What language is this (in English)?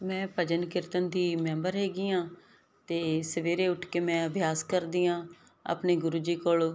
Punjabi